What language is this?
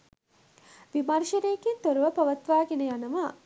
Sinhala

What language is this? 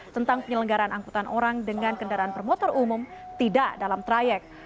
Indonesian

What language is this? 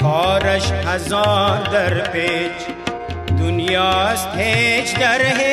Punjabi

